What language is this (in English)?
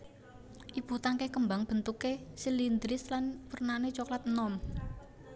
Javanese